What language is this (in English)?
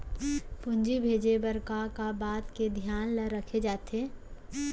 Chhattisgarhi